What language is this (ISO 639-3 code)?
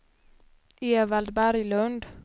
swe